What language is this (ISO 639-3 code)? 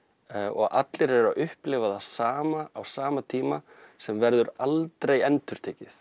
isl